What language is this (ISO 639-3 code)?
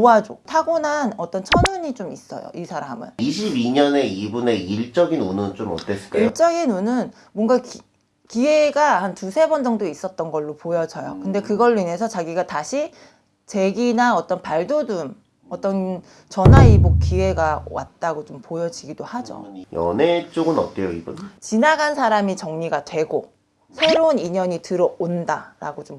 kor